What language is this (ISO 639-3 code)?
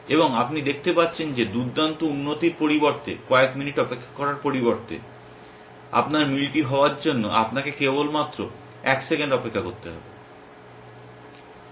ben